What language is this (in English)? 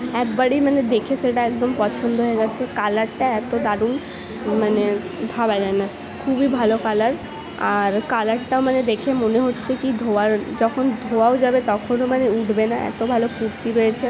Bangla